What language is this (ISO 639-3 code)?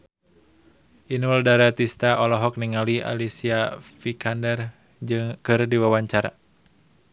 sun